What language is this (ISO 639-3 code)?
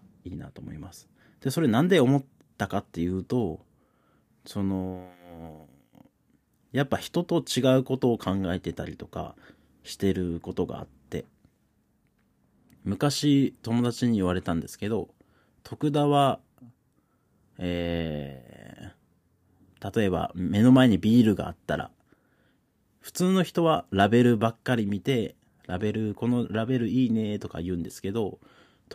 jpn